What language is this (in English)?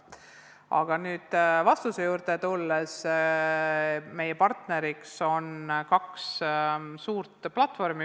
Estonian